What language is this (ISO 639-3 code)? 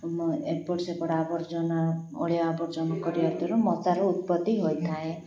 ori